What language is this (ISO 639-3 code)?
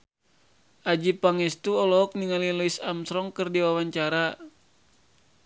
sun